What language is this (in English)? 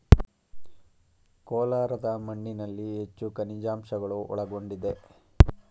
Kannada